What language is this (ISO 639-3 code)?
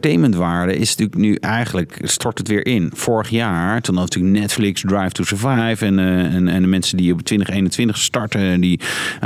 nld